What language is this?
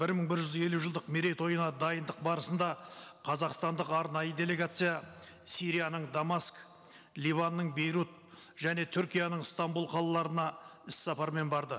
Kazakh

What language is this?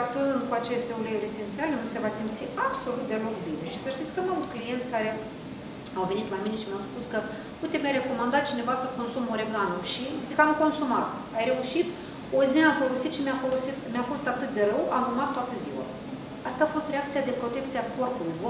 Romanian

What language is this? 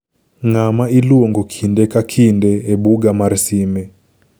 Luo (Kenya and Tanzania)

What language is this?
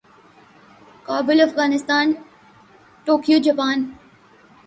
Urdu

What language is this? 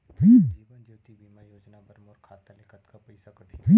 Chhattisgarhi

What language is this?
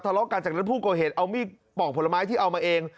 Thai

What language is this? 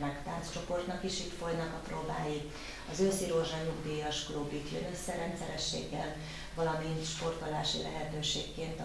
Hungarian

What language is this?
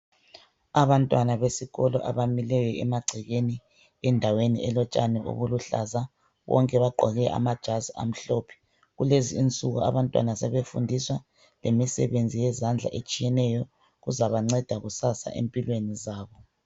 North Ndebele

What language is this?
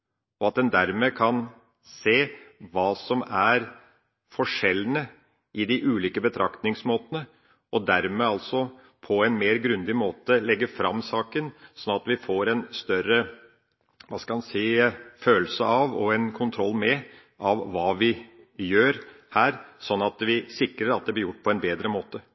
Norwegian Bokmål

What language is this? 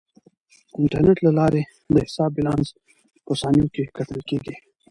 Pashto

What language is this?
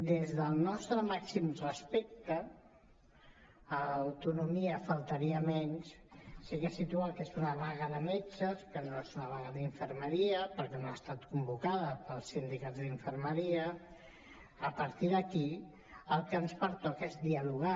Catalan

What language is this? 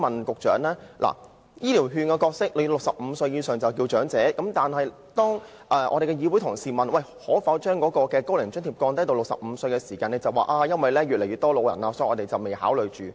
Cantonese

